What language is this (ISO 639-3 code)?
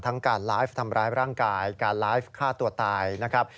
tha